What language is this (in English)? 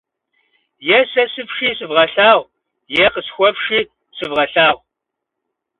Kabardian